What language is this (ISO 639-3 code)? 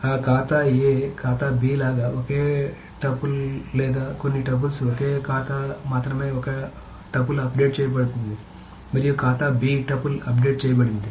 tel